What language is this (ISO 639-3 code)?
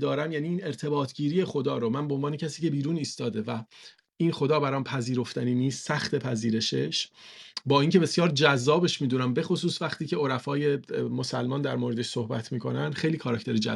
fas